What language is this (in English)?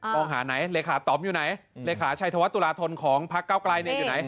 Thai